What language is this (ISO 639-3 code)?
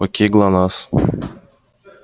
rus